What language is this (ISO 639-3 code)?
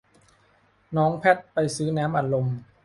tha